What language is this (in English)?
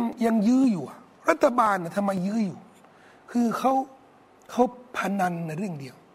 Thai